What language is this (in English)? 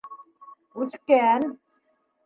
Bashkir